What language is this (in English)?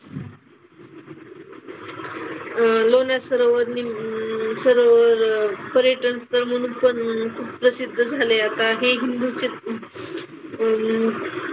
Marathi